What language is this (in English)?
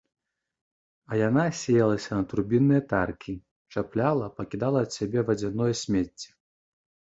Belarusian